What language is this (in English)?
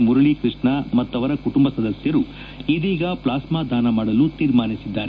Kannada